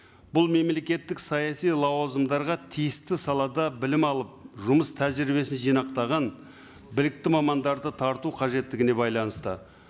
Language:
Kazakh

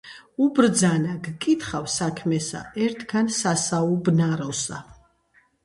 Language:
Georgian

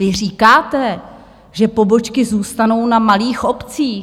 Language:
Czech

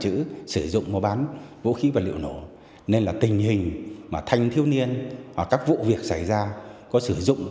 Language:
Vietnamese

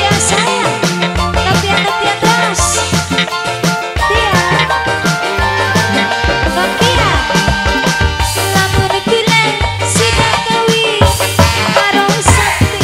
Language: Indonesian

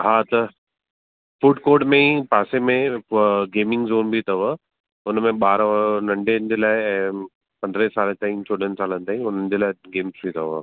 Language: Sindhi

